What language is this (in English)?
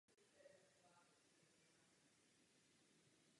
Czech